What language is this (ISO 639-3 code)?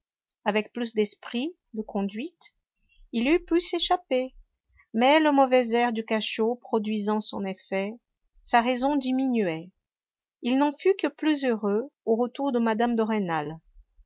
fra